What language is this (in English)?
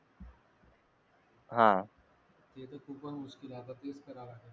Marathi